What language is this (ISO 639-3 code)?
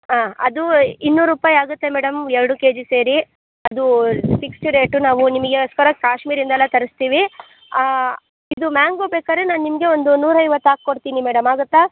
kan